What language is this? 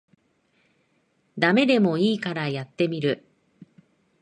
Japanese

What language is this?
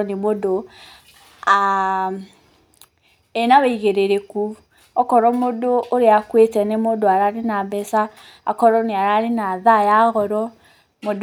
Kikuyu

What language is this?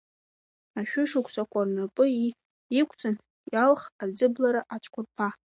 Abkhazian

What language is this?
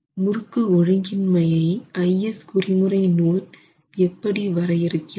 Tamil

